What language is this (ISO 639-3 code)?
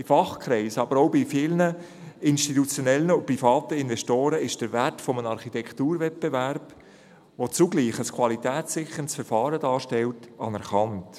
gsw